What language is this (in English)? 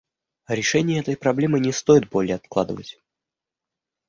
Russian